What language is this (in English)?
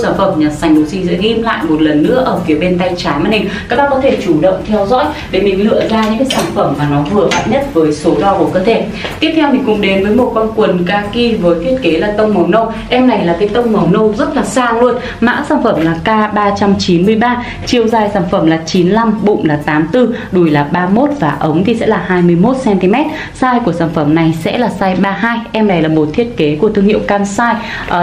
Vietnamese